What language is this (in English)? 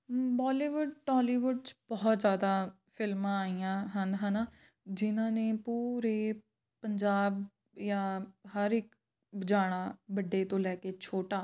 Punjabi